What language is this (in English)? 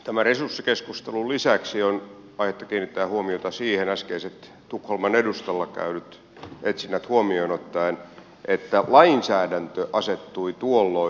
Finnish